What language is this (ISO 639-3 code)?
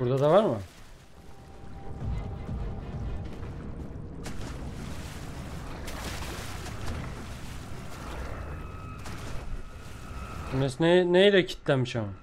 tur